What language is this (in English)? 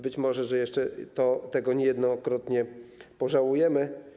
Polish